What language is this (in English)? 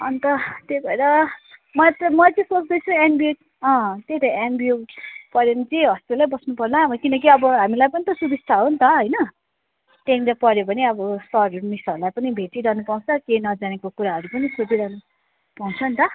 Nepali